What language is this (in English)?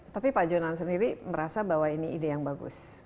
Indonesian